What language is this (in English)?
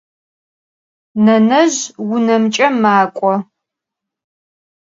Adyghe